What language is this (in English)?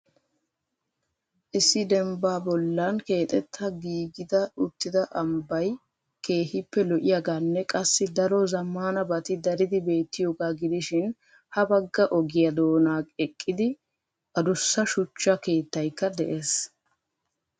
Wolaytta